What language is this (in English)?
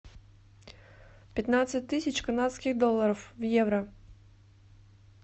Russian